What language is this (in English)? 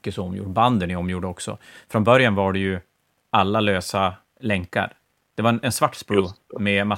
Swedish